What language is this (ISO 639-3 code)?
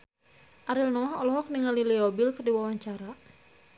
sun